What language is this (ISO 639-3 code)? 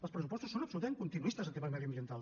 cat